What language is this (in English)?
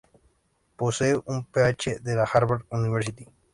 Spanish